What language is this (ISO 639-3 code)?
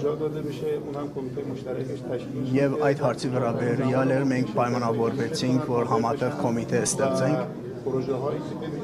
fas